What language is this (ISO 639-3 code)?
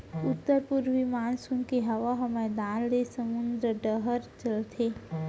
hne